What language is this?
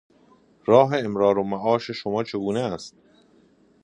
Persian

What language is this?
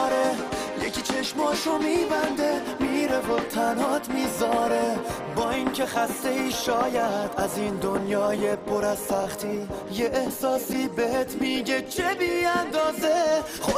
Persian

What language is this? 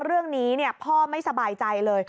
Thai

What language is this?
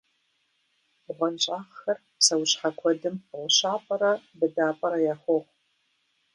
Kabardian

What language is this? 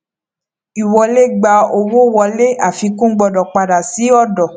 Yoruba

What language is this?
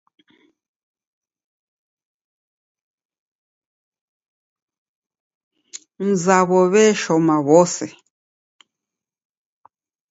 Taita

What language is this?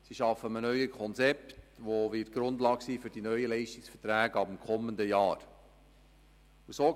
Swiss German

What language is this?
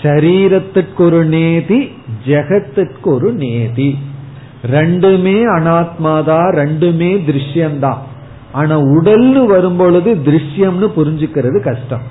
Tamil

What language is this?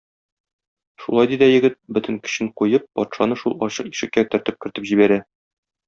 Tatar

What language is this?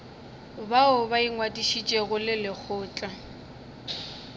Northern Sotho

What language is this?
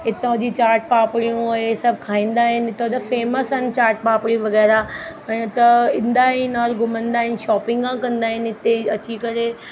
Sindhi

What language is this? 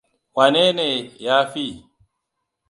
Hausa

